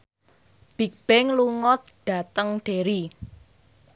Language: Javanese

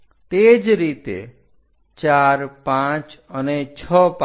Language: Gujarati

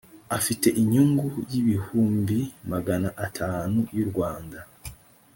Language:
Kinyarwanda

